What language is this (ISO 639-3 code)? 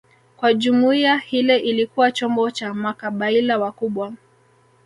swa